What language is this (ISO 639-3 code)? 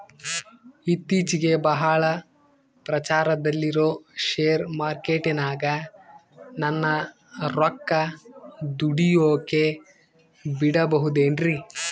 kan